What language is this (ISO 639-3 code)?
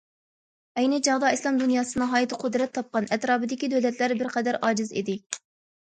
uig